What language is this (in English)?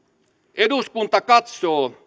Finnish